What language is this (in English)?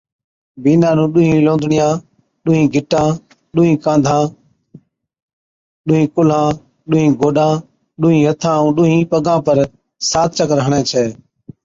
Od